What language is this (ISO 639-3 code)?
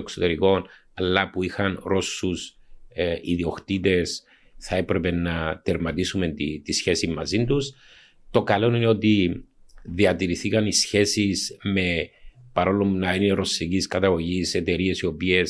ell